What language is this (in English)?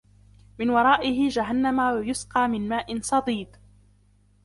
Arabic